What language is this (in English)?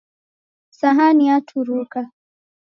Taita